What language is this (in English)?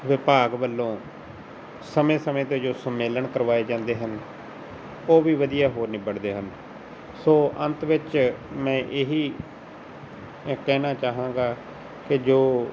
Punjabi